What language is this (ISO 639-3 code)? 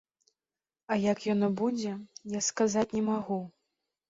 bel